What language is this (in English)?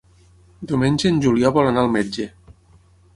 Catalan